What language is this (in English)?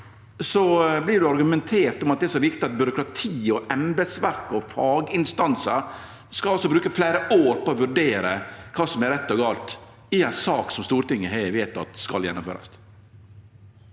Norwegian